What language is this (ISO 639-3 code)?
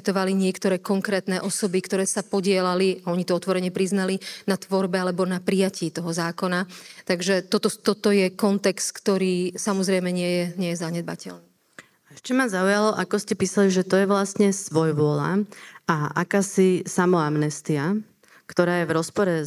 slk